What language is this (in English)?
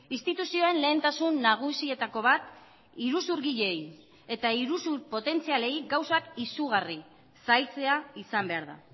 Basque